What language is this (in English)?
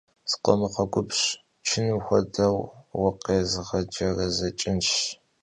Kabardian